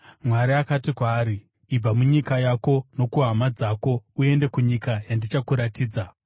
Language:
Shona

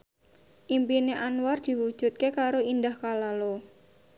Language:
Javanese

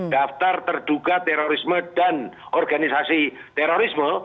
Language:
Indonesian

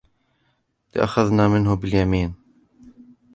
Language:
Arabic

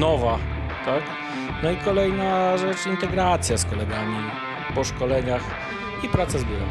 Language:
Polish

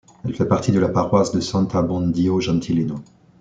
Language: French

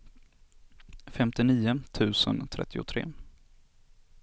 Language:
Swedish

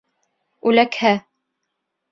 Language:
Bashkir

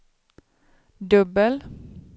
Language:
Swedish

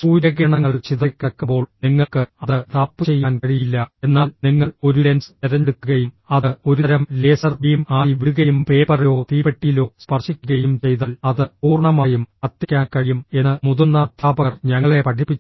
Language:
Malayalam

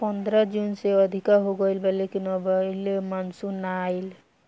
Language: Bhojpuri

